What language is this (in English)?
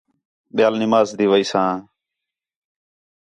Khetrani